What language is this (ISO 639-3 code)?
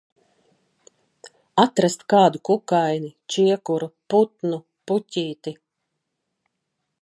lav